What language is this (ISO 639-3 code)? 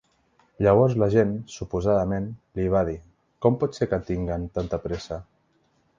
cat